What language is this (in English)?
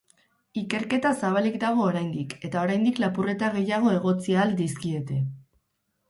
Basque